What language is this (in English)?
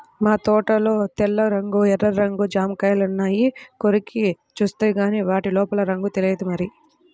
Telugu